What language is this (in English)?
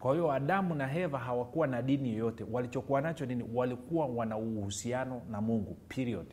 Swahili